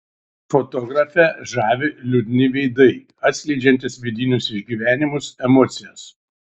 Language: Lithuanian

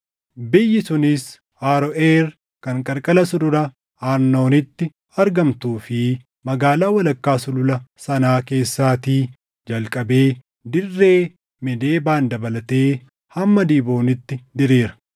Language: Oromo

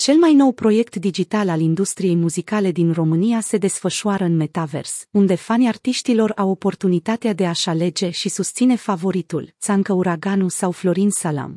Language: Romanian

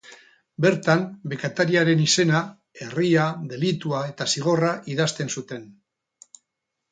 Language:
Basque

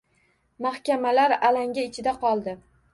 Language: Uzbek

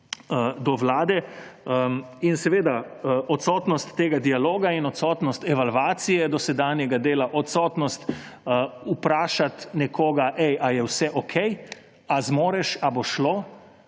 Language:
Slovenian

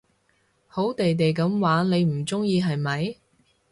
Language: Cantonese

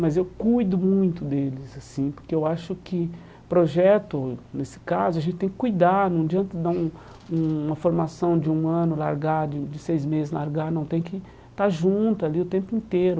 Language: Portuguese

